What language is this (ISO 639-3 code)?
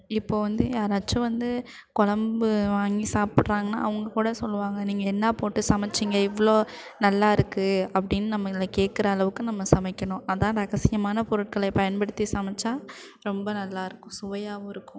tam